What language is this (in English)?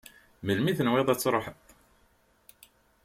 Kabyle